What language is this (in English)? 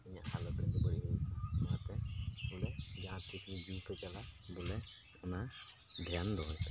Santali